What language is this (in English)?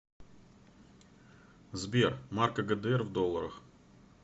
Russian